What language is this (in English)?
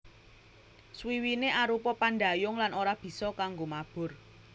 Javanese